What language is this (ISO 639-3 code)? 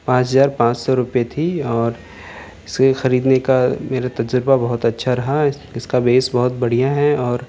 urd